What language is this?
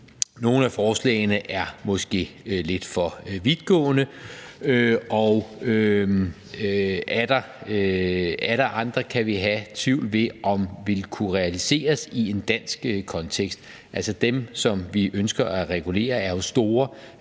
Danish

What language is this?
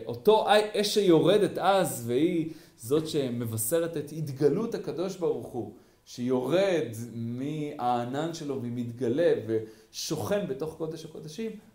Hebrew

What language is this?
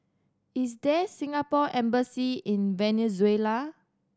English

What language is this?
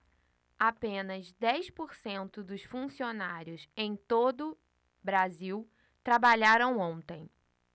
Portuguese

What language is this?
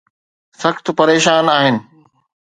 Sindhi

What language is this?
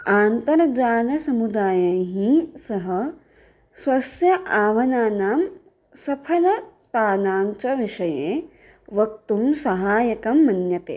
Sanskrit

